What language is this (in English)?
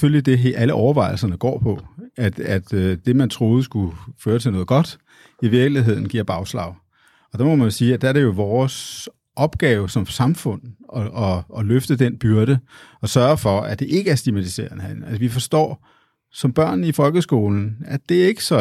Danish